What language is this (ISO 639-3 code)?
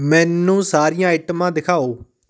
pan